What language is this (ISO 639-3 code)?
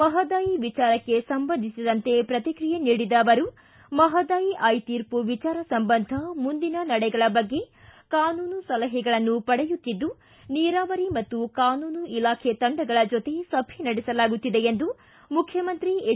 kan